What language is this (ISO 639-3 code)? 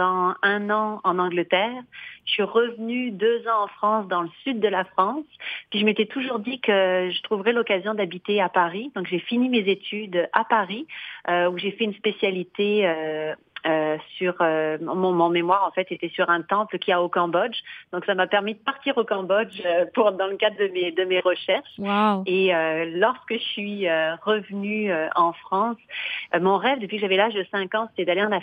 fra